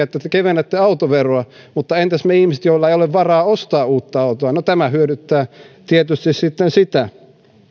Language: Finnish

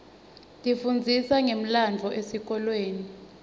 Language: Swati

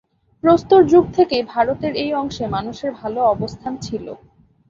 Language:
Bangla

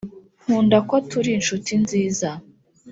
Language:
Kinyarwanda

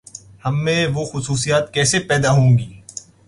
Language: Urdu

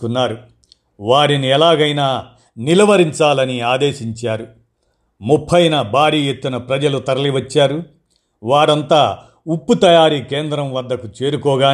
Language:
Telugu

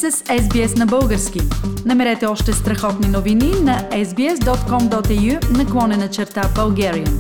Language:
Bulgarian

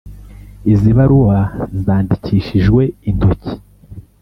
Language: Kinyarwanda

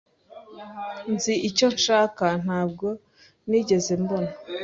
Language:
Kinyarwanda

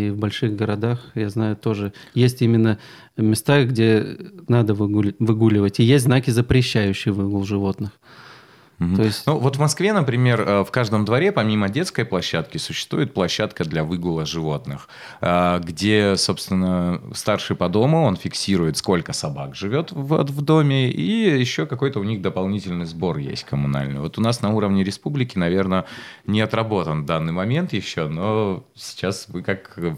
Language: Russian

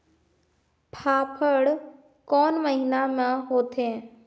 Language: Chhattisgarhi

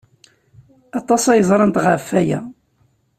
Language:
Kabyle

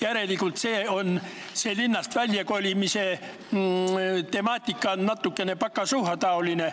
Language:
Estonian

